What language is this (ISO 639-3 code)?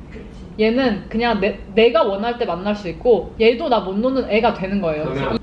kor